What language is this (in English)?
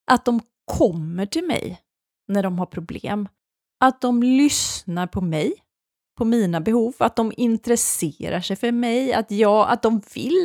Swedish